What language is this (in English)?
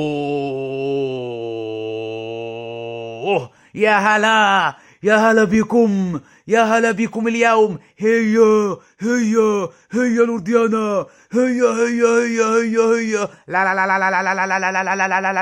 Arabic